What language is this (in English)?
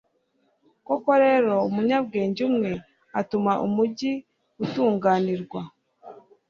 Kinyarwanda